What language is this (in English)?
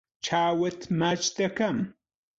Central Kurdish